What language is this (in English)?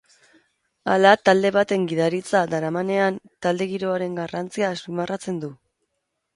Basque